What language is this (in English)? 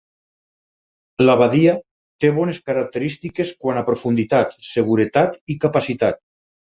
Catalan